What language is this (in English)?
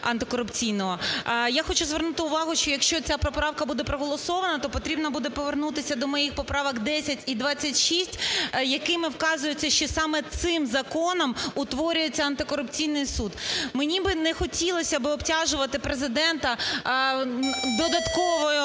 Ukrainian